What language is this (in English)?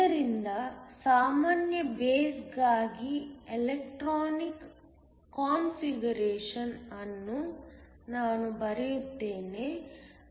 Kannada